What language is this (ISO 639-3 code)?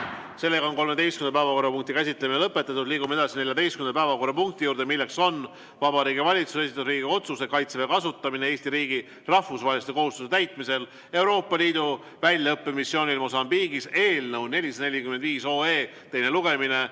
est